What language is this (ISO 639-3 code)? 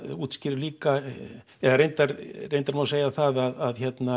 isl